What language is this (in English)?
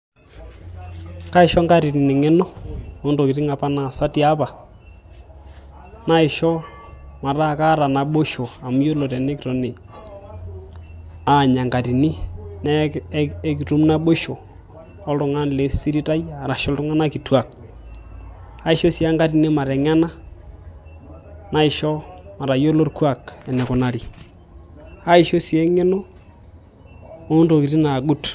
Masai